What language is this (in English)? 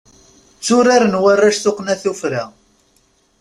Kabyle